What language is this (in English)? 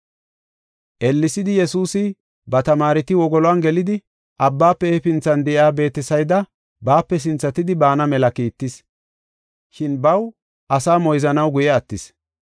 Gofa